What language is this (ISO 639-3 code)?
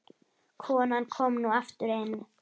isl